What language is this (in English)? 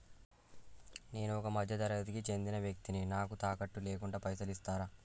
Telugu